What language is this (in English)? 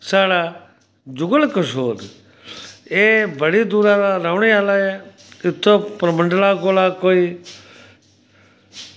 Dogri